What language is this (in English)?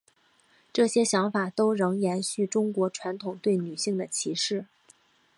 Chinese